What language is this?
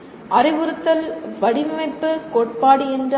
Tamil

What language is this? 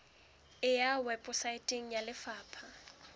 Southern Sotho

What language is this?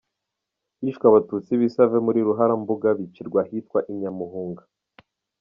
Kinyarwanda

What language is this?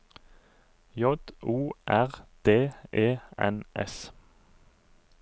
Norwegian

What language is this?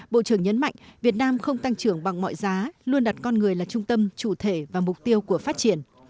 Vietnamese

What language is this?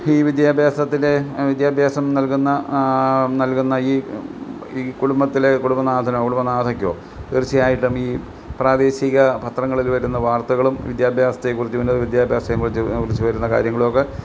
Malayalam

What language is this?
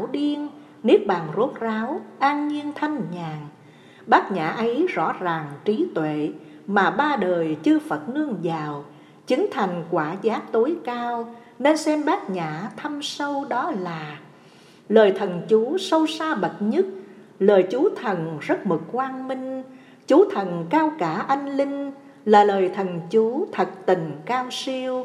Vietnamese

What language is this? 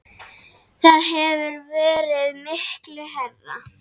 Icelandic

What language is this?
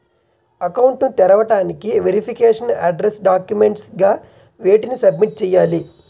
Telugu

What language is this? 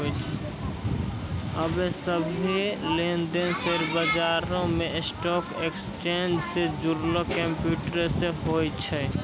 Maithili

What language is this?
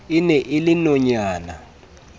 Southern Sotho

